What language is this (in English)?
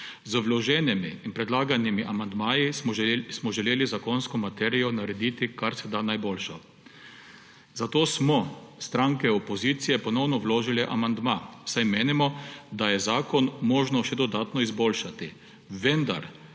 Slovenian